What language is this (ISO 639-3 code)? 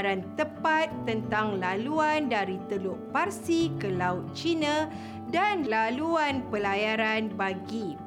msa